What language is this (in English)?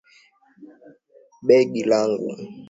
Swahili